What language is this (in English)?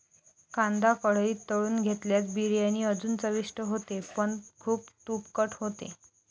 Marathi